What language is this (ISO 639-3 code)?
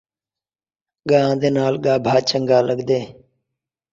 skr